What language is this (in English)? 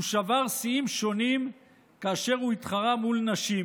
Hebrew